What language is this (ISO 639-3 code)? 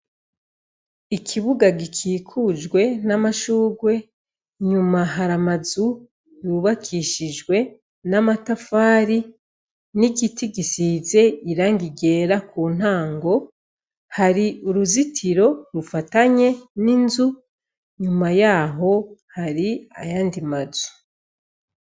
run